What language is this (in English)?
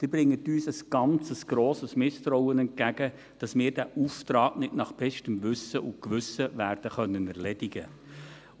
Swiss German